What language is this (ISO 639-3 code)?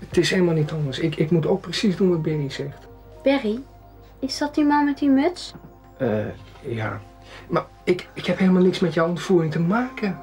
nld